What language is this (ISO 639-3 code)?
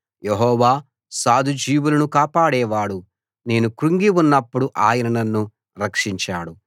tel